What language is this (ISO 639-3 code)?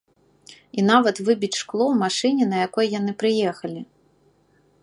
bel